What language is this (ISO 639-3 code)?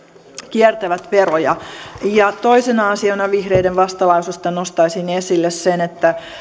fin